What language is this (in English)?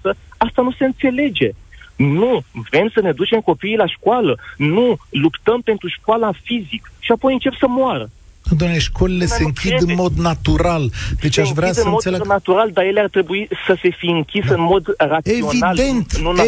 Romanian